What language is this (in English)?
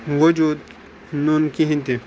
Kashmiri